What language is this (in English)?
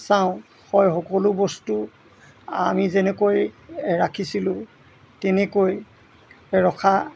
Assamese